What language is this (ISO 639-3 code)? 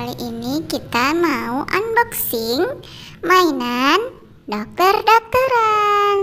ind